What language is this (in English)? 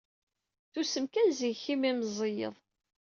Kabyle